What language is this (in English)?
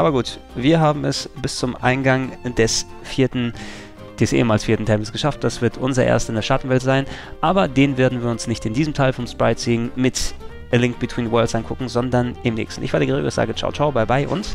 German